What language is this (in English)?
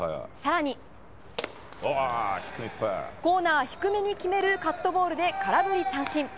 Japanese